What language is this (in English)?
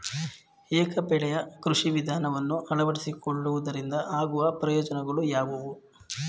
Kannada